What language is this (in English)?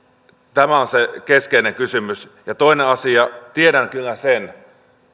Finnish